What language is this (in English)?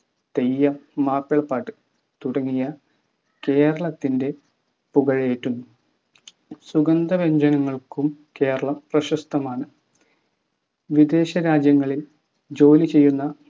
Malayalam